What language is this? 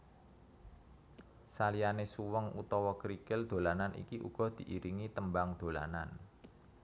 Javanese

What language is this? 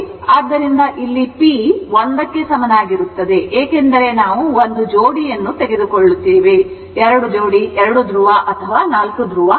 Kannada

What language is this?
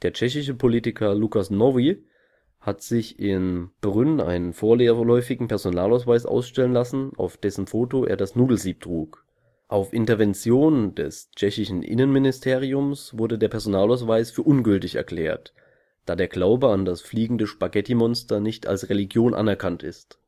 German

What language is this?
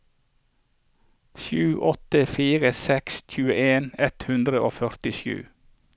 Norwegian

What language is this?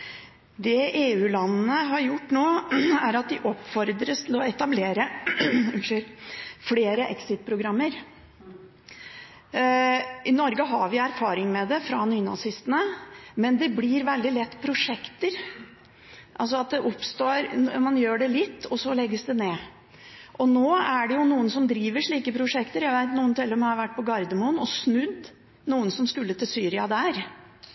Norwegian Bokmål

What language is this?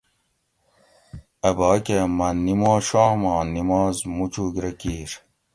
Gawri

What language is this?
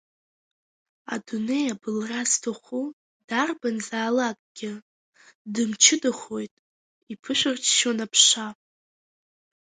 Abkhazian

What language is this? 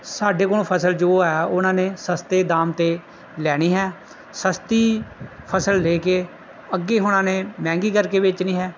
Punjabi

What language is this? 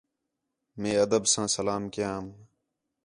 Khetrani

